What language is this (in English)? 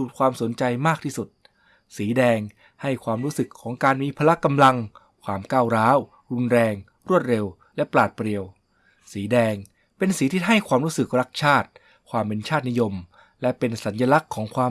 Thai